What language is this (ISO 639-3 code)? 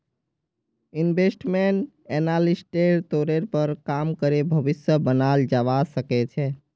mag